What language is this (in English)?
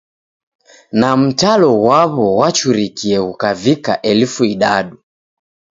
Taita